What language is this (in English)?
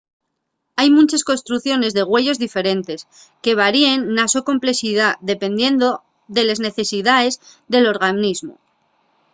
Asturian